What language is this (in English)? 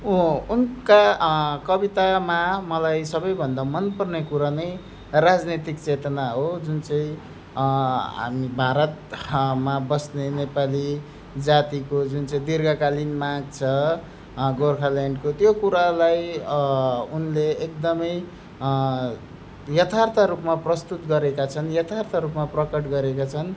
Nepali